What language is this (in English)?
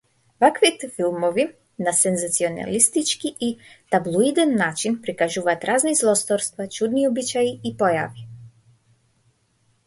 Macedonian